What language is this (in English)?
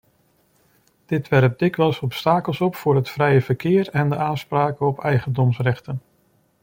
Dutch